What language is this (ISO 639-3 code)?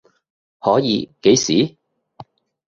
yue